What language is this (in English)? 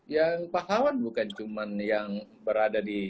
Indonesian